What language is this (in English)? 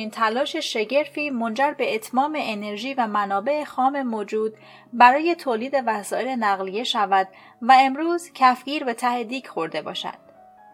Persian